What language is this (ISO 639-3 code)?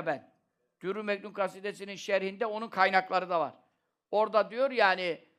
tur